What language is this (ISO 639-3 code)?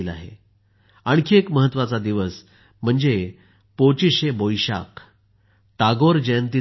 mar